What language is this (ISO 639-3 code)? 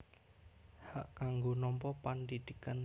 jav